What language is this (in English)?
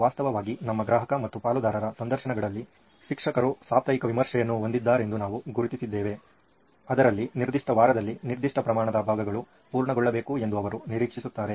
Kannada